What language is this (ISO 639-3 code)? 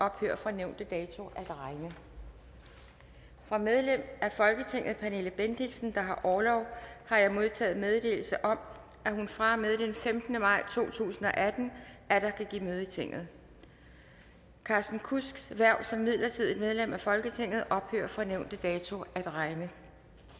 dan